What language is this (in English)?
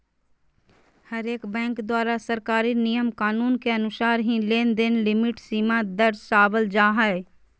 Magahi